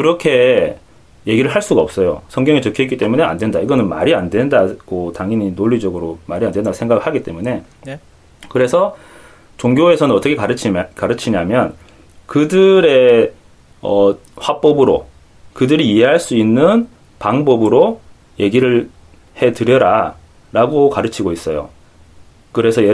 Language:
Korean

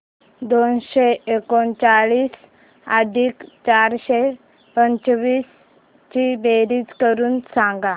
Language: Marathi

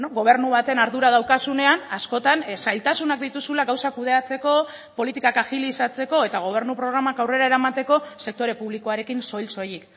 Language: Basque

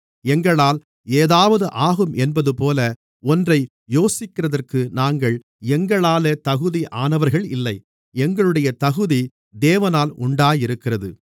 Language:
Tamil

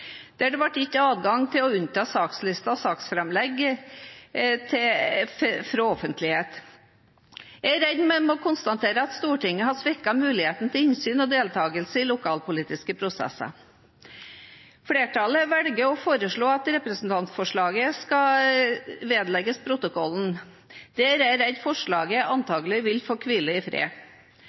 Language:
Norwegian Bokmål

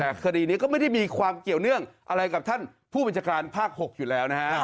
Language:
Thai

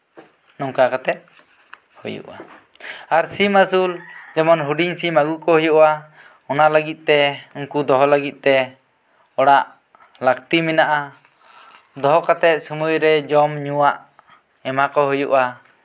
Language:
Santali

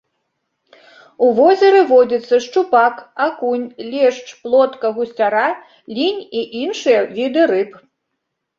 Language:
Belarusian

